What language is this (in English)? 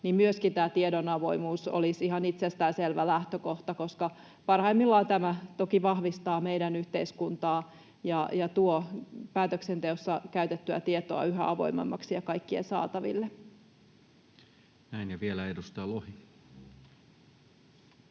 Finnish